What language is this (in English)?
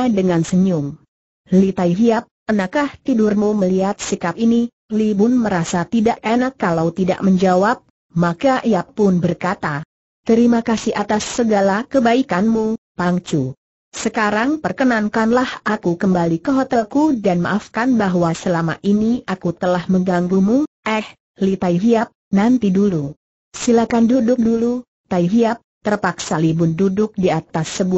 Indonesian